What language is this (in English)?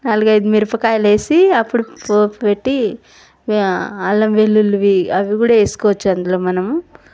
Telugu